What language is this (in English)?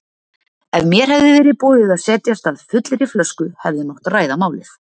Icelandic